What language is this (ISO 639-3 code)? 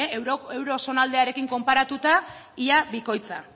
eus